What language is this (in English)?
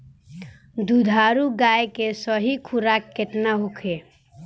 Bhojpuri